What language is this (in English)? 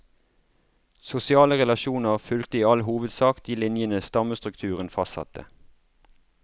Norwegian